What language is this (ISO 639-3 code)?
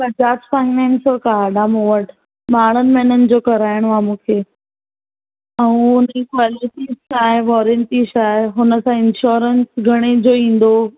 snd